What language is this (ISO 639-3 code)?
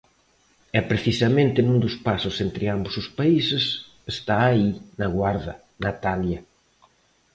glg